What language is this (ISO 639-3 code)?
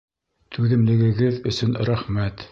bak